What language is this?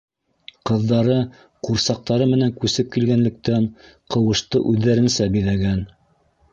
Bashkir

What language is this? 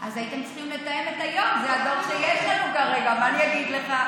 Hebrew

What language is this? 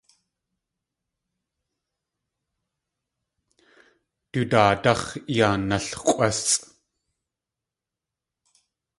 Tlingit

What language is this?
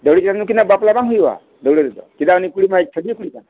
Santali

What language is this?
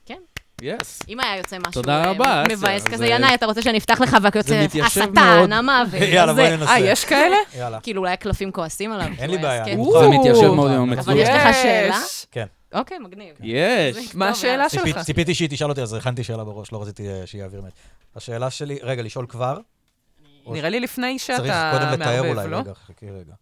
Hebrew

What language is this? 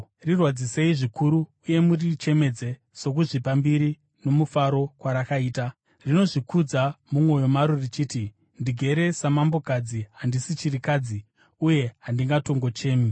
Shona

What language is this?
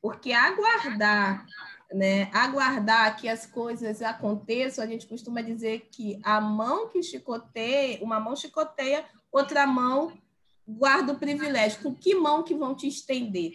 Portuguese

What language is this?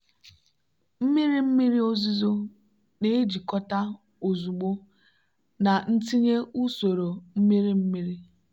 Igbo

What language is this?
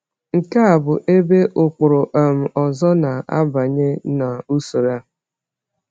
Igbo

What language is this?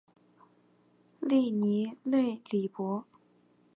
Chinese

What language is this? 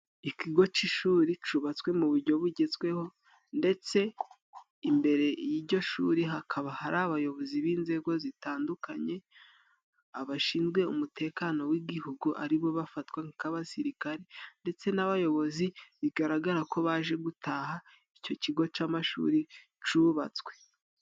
Kinyarwanda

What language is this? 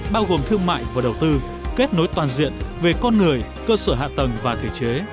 Vietnamese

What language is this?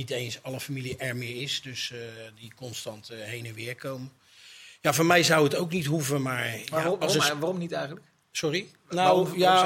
Dutch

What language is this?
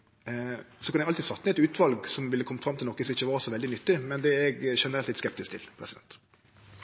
Norwegian Nynorsk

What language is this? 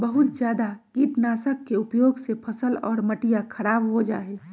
Magahi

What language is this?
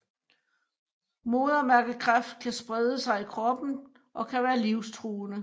Danish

